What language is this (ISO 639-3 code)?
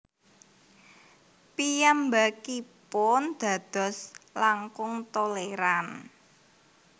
jav